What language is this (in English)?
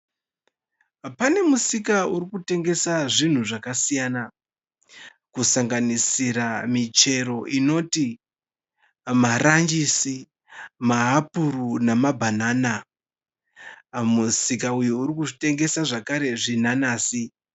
Shona